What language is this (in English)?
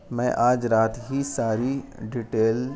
Urdu